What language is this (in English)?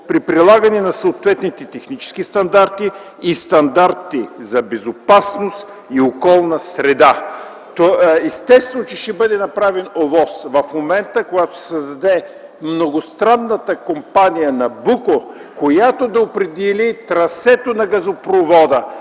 Bulgarian